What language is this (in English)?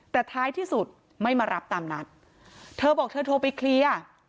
Thai